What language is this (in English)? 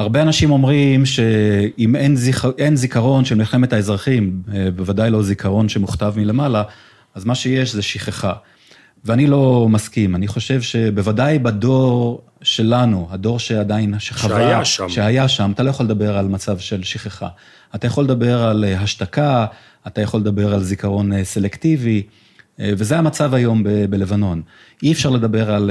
Hebrew